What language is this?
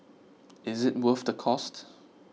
English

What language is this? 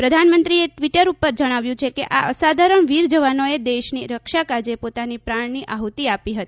Gujarati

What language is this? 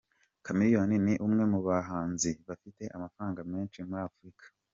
Kinyarwanda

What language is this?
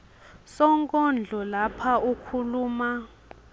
Swati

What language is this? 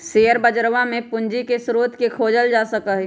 Magahi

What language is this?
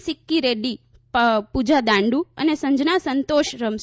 Gujarati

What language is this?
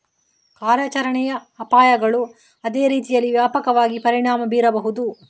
Kannada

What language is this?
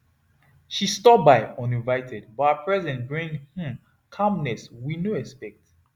Nigerian Pidgin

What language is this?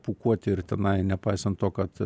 Lithuanian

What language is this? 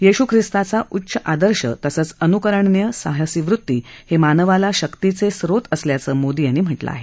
Marathi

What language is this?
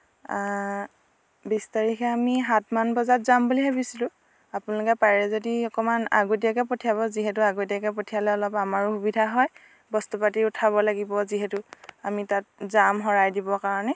Assamese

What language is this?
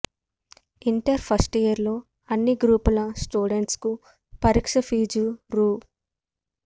Telugu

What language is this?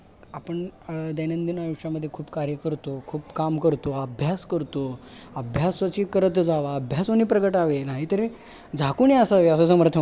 Marathi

